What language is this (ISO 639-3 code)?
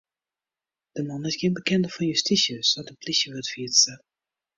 fry